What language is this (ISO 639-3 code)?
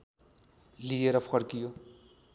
nep